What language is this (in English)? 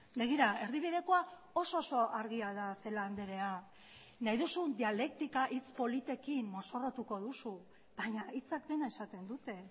Basque